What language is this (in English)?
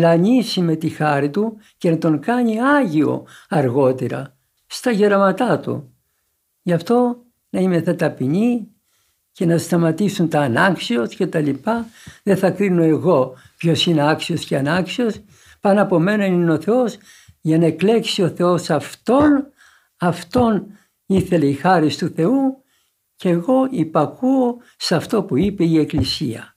Greek